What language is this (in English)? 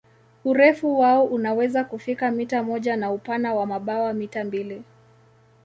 Swahili